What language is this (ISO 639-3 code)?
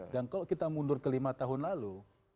ind